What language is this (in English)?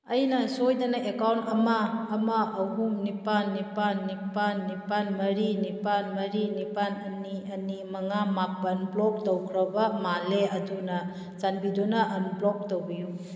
Manipuri